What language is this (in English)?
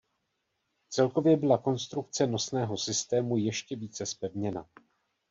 Czech